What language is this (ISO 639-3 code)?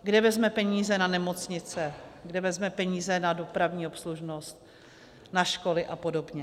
ces